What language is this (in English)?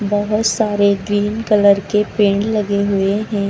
Hindi